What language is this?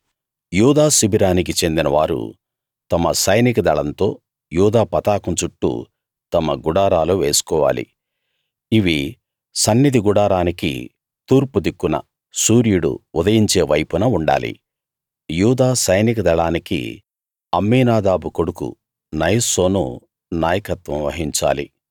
Telugu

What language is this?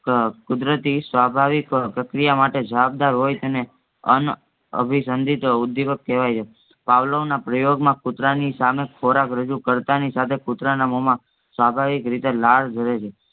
Gujarati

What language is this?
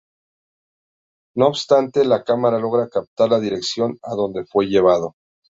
Spanish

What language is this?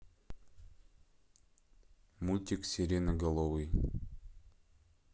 Russian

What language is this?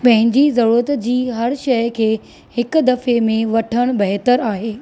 Sindhi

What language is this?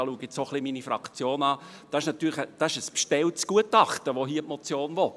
Swiss German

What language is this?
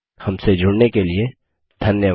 Hindi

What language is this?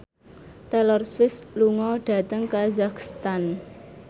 Javanese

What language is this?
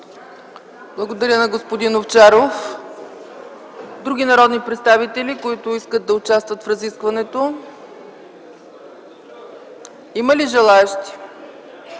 Bulgarian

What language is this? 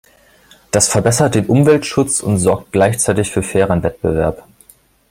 German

